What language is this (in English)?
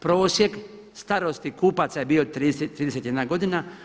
Croatian